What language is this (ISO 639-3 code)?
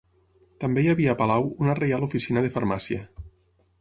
cat